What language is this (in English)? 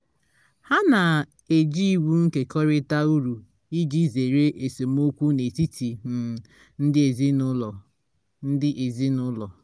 Igbo